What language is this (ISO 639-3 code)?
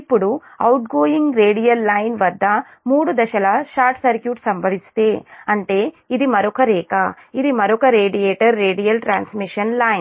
tel